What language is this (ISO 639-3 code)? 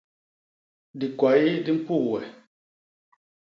bas